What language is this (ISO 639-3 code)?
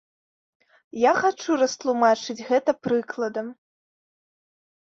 bel